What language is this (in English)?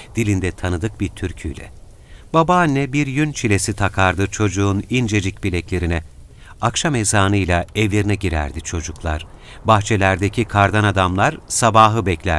Turkish